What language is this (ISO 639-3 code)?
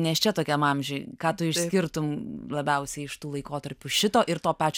lit